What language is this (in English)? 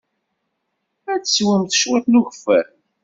Kabyle